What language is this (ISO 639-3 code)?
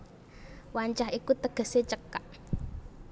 jav